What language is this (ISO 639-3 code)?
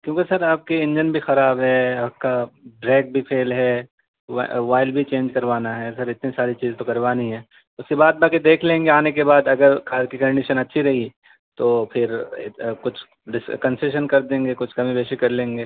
urd